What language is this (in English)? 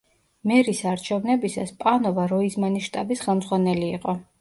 Georgian